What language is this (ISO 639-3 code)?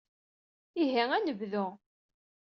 kab